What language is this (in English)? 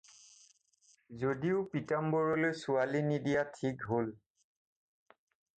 Assamese